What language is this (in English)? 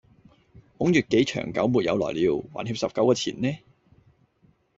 Cantonese